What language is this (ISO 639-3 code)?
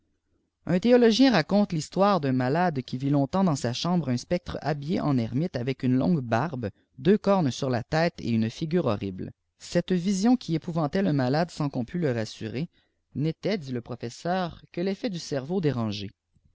fra